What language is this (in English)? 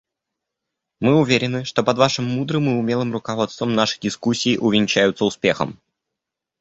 Russian